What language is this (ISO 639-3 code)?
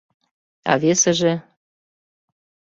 chm